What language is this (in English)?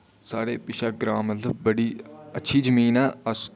Dogri